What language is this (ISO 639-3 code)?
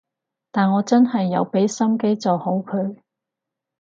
yue